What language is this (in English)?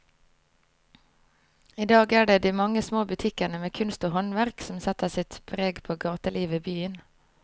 Norwegian